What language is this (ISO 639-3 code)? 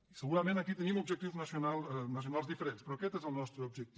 cat